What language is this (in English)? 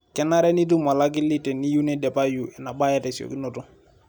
Masai